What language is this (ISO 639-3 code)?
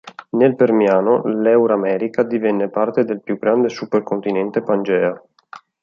ita